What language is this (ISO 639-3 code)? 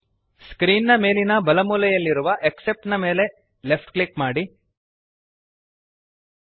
kan